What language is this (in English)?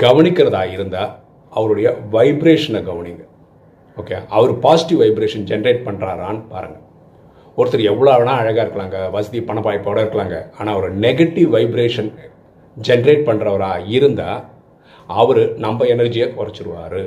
Tamil